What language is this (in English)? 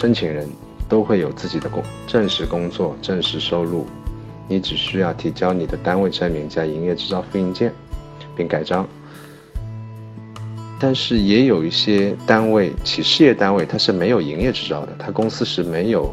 Chinese